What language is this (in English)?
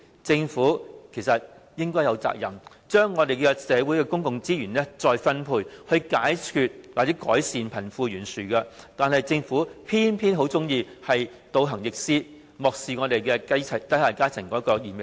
Cantonese